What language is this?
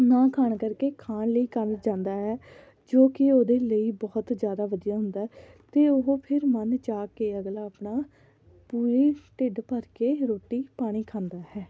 Punjabi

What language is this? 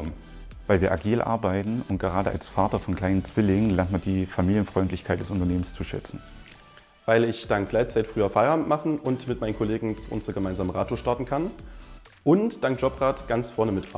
German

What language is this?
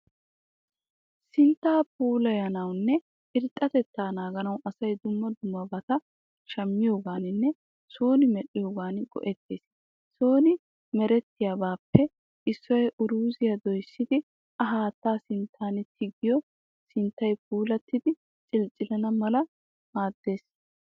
Wolaytta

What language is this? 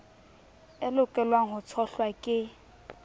Southern Sotho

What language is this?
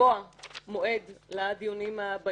Hebrew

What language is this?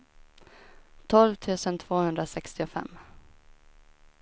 Swedish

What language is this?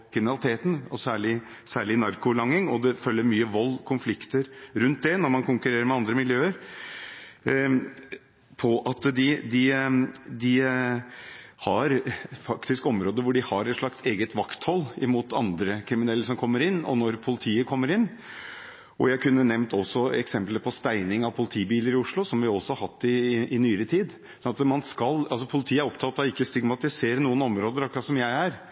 Norwegian Bokmål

